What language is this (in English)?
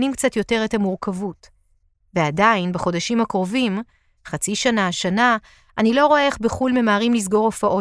Hebrew